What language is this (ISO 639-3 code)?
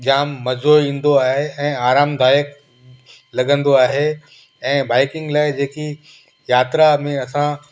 snd